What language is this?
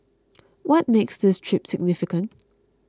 English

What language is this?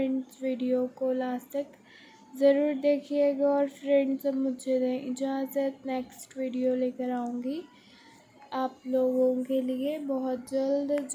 Hindi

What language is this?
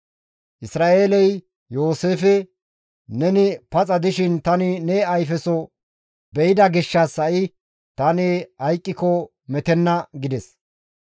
Gamo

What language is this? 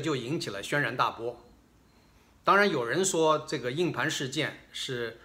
Chinese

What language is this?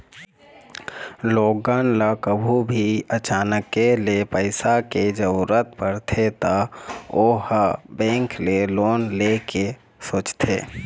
Chhattisgarhi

